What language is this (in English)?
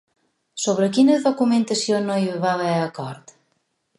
Catalan